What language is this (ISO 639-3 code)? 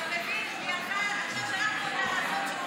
heb